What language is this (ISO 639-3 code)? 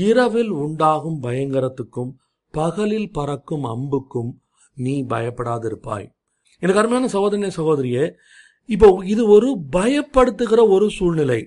tam